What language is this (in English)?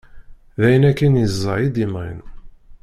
Kabyle